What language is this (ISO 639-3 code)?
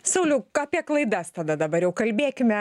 lit